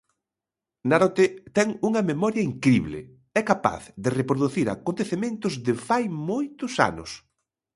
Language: Galician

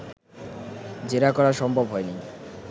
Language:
Bangla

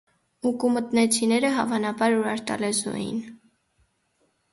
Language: Armenian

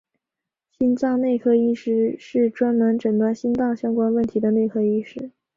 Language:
Chinese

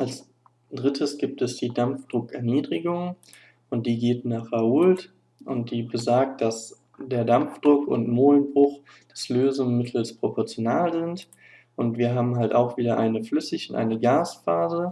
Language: German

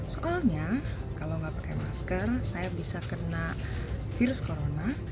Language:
Indonesian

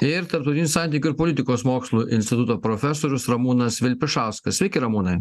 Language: Lithuanian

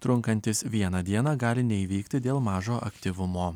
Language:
Lithuanian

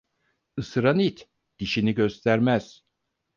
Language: Turkish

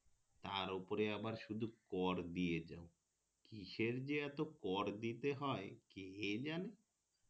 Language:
Bangla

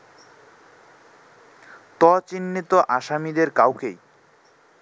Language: Bangla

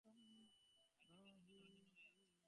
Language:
Bangla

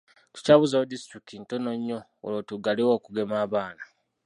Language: Ganda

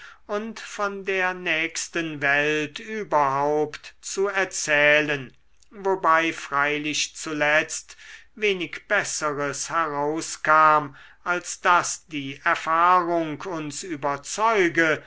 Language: German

